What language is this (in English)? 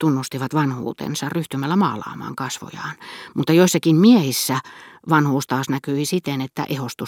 Finnish